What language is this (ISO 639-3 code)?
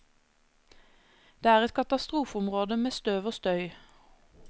nor